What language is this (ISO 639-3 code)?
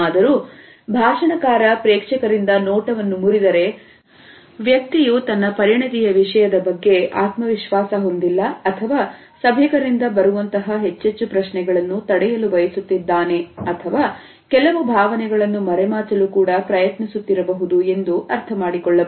kan